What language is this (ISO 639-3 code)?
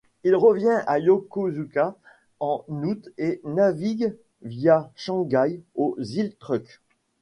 fra